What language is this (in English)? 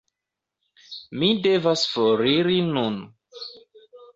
Esperanto